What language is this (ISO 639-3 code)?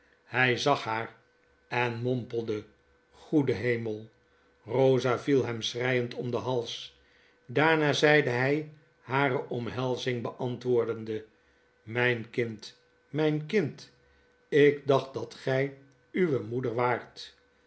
nld